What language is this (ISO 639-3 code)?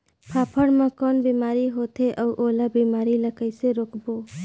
hne